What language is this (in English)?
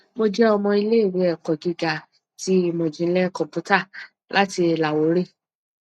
Yoruba